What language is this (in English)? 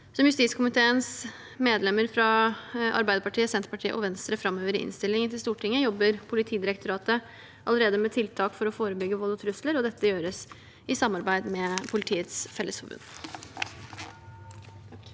Norwegian